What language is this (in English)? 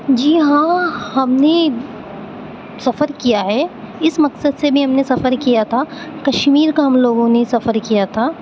Urdu